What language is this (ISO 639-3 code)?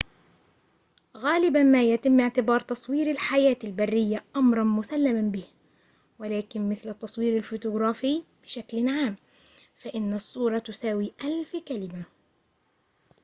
ara